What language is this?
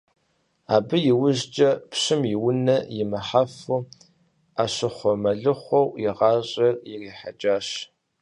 Kabardian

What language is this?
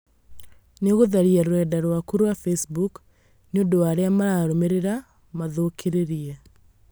Kikuyu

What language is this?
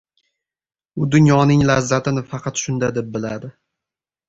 Uzbek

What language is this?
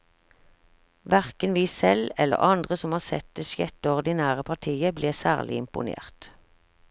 Norwegian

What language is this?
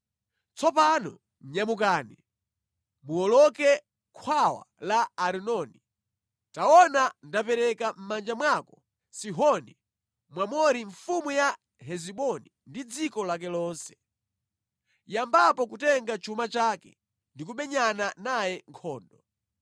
Nyanja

